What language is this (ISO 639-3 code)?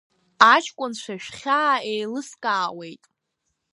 abk